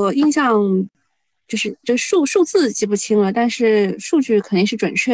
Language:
Chinese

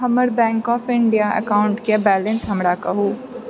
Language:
Maithili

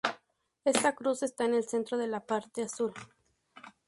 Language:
Spanish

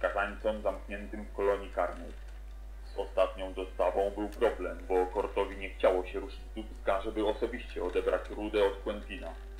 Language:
Polish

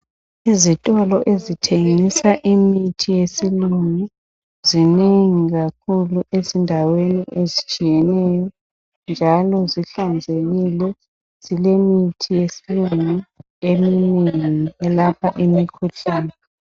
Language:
North Ndebele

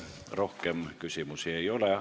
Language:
Estonian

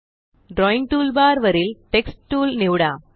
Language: Marathi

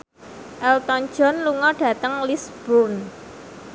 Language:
Javanese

